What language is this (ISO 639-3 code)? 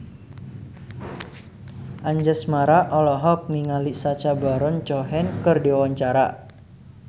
sun